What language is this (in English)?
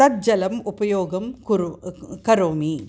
Sanskrit